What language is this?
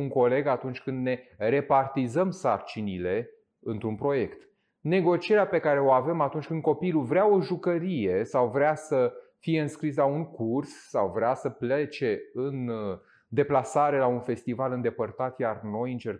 Romanian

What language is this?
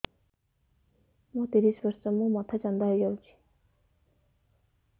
Odia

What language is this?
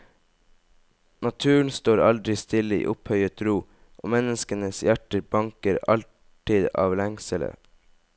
Norwegian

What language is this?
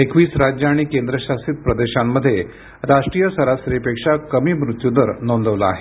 Marathi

